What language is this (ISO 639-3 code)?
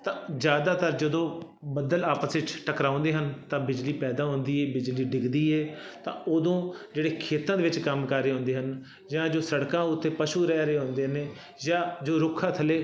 pan